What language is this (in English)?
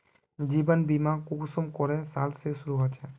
Magahi